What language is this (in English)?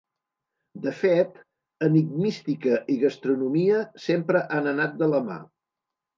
Catalan